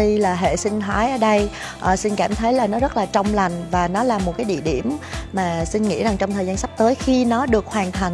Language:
Vietnamese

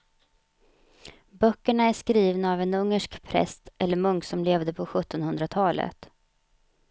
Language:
Swedish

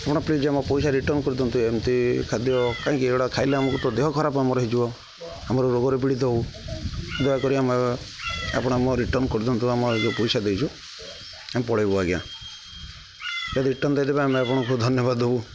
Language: Odia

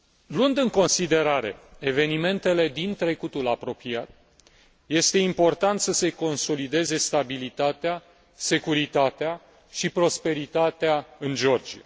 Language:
Romanian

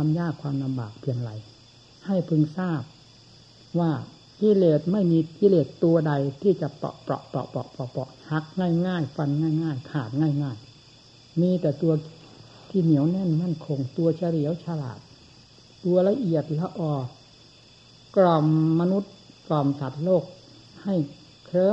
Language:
Thai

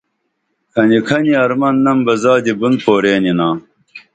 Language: Dameli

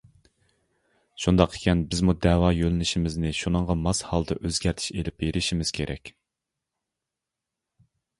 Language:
Uyghur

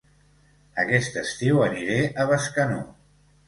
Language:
Catalan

